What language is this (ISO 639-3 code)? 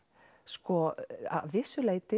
isl